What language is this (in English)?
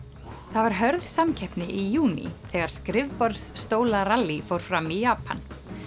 Icelandic